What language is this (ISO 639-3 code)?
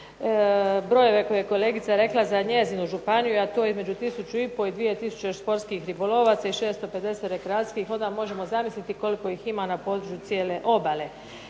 hrv